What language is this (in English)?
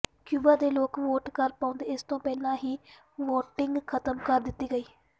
Punjabi